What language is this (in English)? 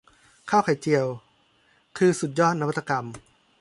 Thai